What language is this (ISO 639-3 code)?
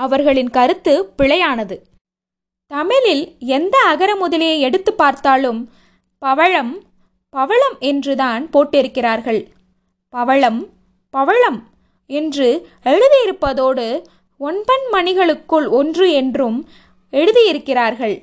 tam